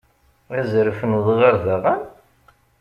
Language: Kabyle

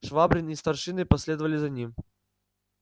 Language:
Russian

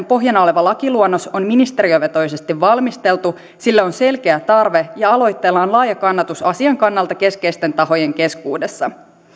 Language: Finnish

